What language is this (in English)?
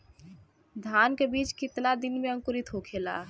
Bhojpuri